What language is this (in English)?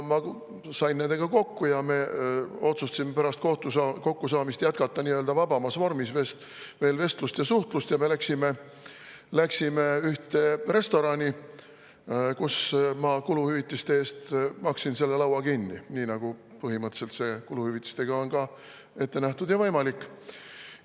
Estonian